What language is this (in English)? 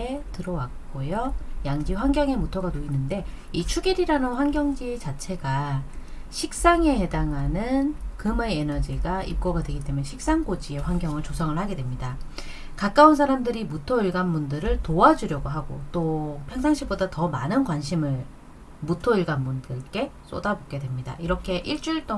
Korean